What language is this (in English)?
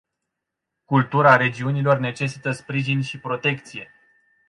Romanian